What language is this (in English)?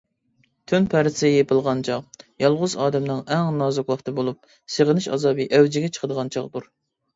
Uyghur